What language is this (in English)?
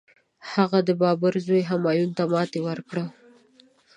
Pashto